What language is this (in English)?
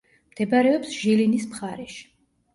Georgian